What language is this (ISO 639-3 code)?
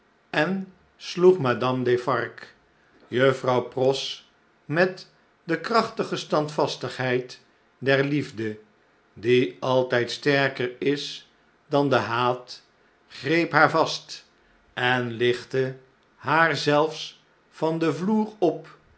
nld